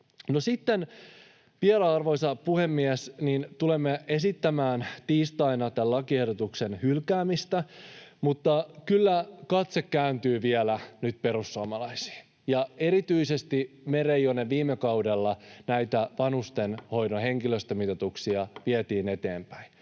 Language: Finnish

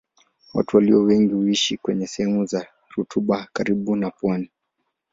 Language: Swahili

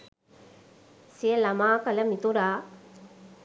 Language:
Sinhala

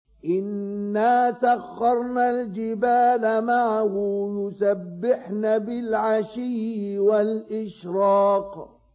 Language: Arabic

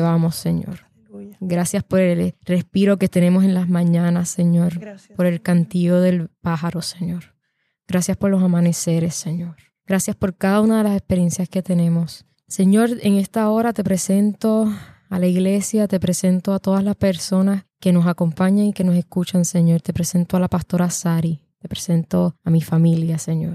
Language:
Spanish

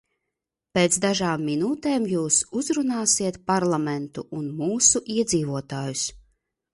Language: Latvian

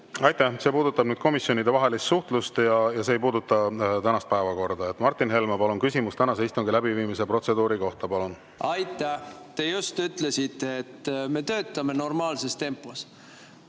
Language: Estonian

